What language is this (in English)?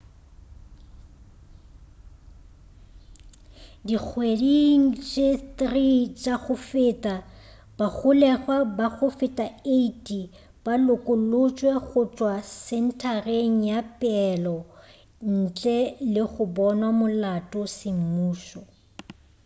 Northern Sotho